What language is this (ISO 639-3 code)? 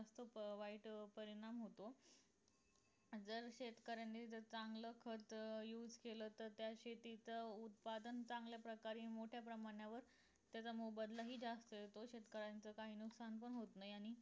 mar